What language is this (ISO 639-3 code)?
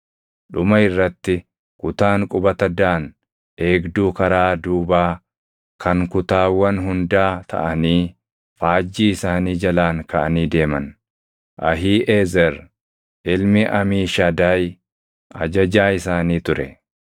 orm